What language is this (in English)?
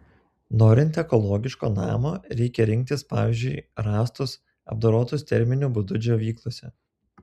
Lithuanian